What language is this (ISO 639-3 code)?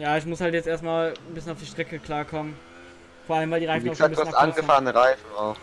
deu